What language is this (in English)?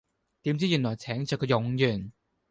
Cantonese